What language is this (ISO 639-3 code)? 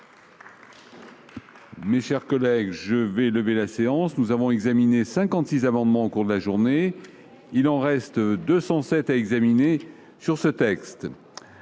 fra